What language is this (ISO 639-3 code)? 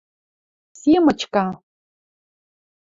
mrj